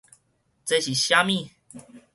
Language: Min Nan Chinese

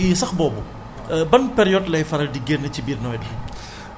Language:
Wolof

